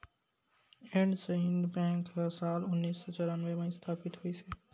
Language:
Chhattisgarhi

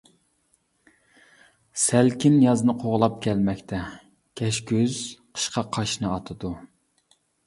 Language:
Uyghur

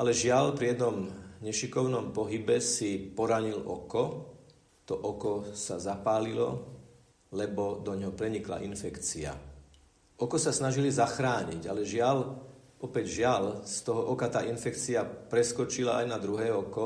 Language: Slovak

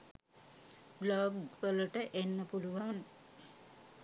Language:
Sinhala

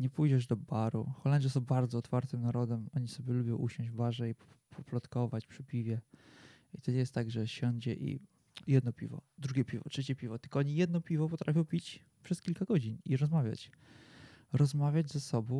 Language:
Polish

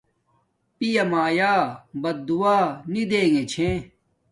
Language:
Domaaki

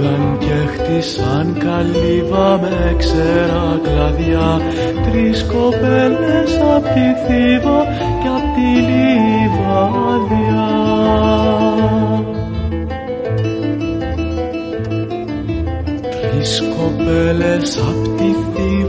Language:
Greek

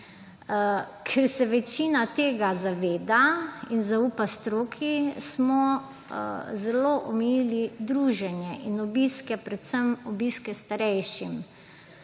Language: Slovenian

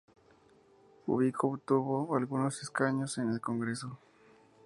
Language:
Spanish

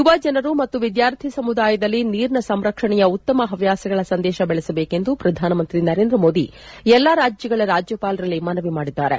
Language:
Kannada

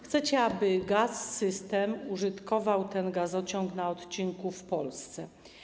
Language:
Polish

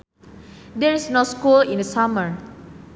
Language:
Sundanese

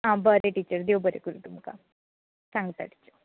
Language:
Konkani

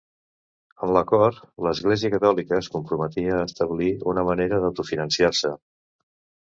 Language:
Catalan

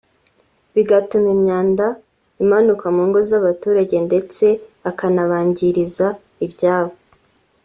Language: Kinyarwanda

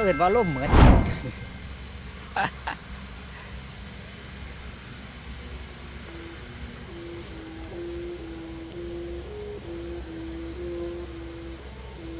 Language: Thai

